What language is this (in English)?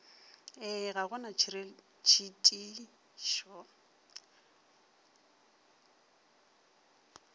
Northern Sotho